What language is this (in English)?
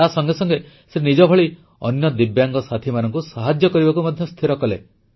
Odia